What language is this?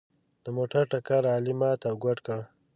Pashto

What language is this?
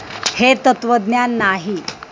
Marathi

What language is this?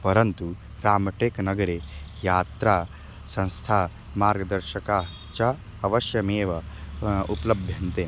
Sanskrit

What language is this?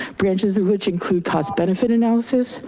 English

